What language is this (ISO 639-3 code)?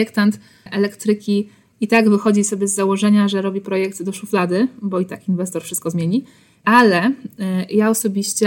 pol